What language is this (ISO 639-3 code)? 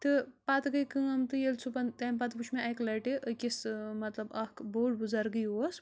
kas